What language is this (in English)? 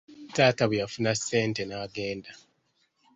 Ganda